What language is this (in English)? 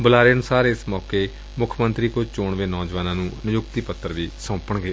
Punjabi